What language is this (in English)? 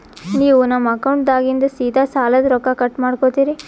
Kannada